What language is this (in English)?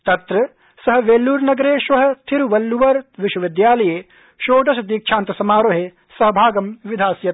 Sanskrit